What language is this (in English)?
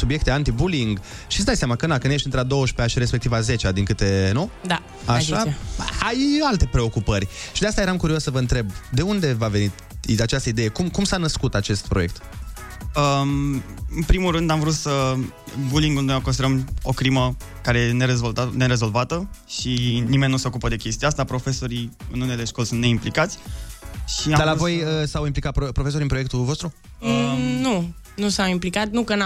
Romanian